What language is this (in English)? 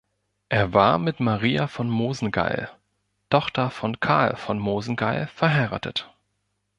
German